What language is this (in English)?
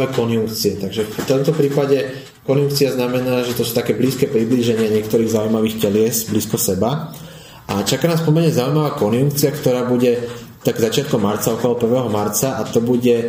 Slovak